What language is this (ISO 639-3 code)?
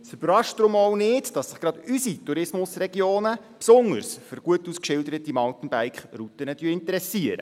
gsw